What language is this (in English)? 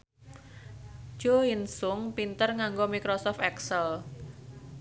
Javanese